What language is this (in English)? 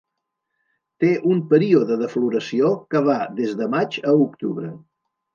Catalan